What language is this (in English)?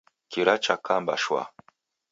Taita